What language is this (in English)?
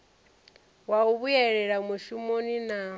Venda